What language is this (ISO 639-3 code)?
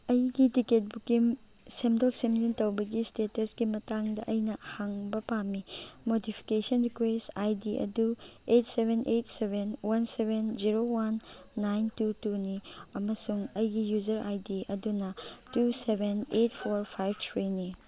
mni